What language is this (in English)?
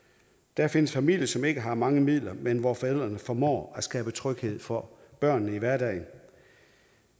Danish